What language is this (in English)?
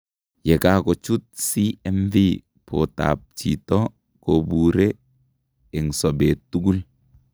Kalenjin